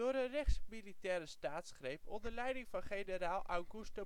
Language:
Dutch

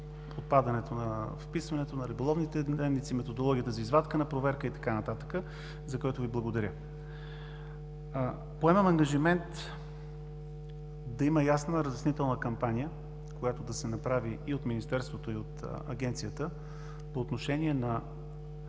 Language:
Bulgarian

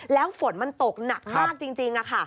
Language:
Thai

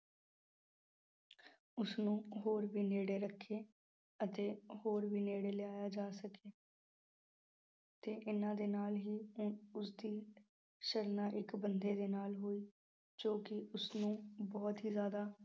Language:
Punjabi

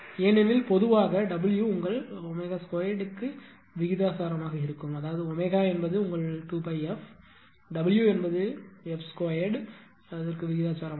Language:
Tamil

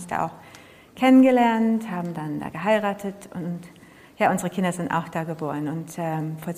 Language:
German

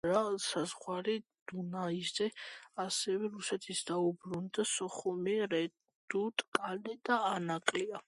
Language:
Georgian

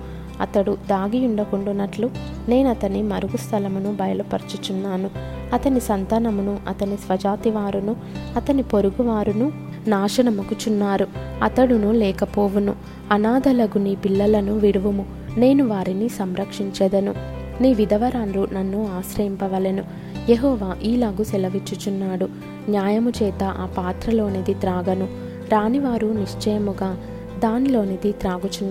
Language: Telugu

